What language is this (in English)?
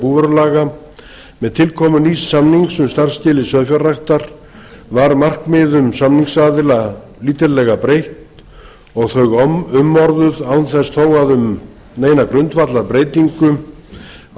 Icelandic